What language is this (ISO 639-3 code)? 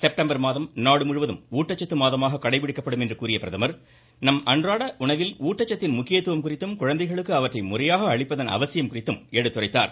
tam